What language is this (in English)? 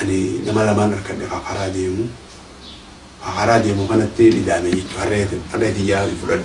Oromo